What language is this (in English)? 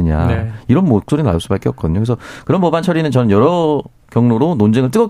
Korean